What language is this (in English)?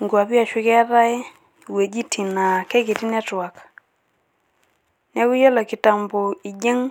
Masai